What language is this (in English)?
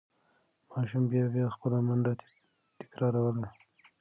Pashto